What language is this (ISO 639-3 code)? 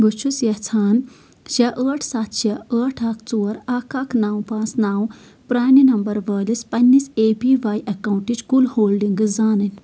kas